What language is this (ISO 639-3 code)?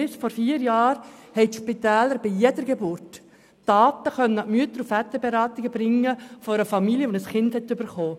gsw